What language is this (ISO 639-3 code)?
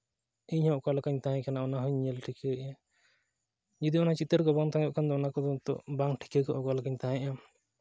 sat